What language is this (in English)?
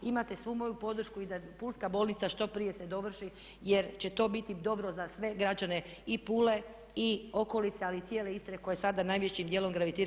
Croatian